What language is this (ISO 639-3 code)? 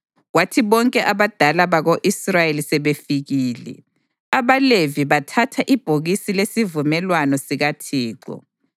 nde